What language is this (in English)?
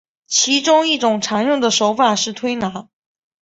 Chinese